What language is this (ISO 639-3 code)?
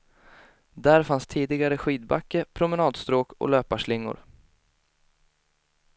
swe